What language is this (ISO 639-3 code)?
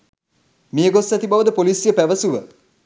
sin